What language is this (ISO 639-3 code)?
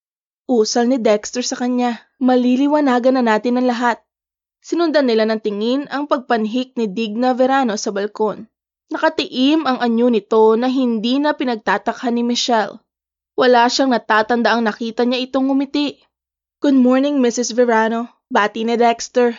fil